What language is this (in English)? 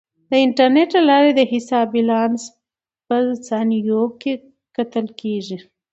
Pashto